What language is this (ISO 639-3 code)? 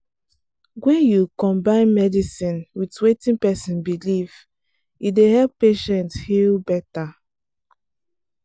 pcm